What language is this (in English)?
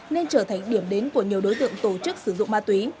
Vietnamese